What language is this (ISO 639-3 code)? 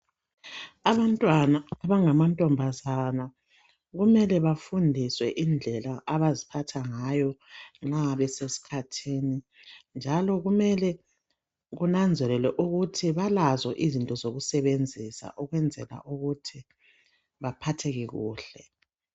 nde